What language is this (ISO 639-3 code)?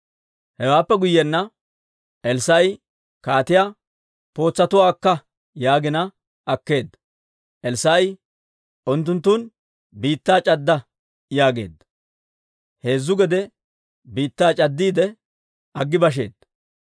dwr